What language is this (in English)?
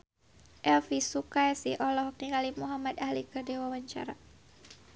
Sundanese